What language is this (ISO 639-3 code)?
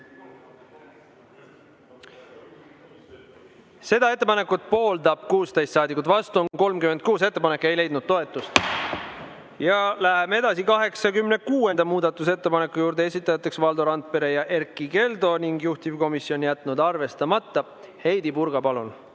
est